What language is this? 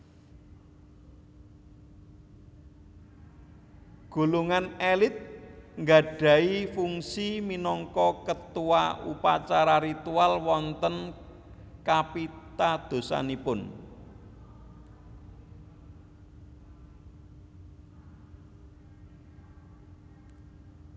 Javanese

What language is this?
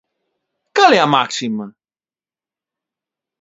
Galician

